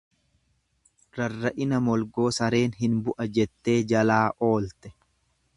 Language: Oromo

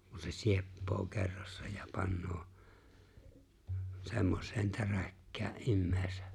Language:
Finnish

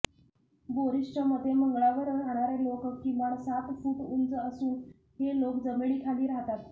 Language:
Marathi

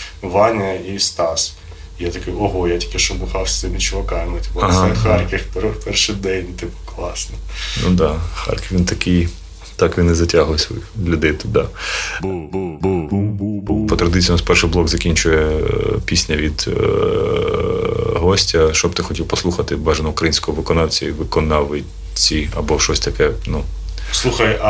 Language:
Ukrainian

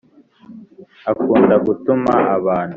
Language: Kinyarwanda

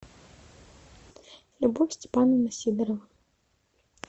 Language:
Russian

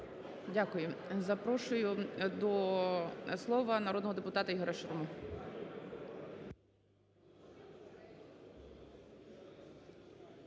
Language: Ukrainian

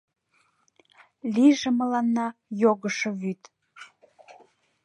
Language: Mari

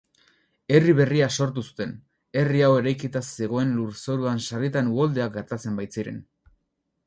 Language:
Basque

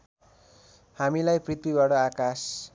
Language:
Nepali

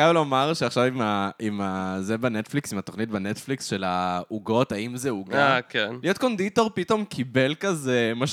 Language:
Hebrew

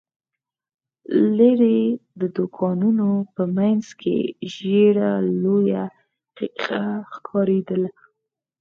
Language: Pashto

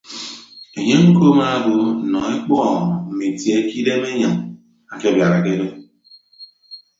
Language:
Ibibio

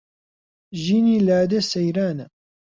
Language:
Central Kurdish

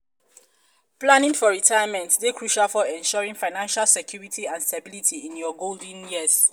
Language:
Nigerian Pidgin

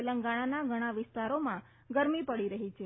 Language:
Gujarati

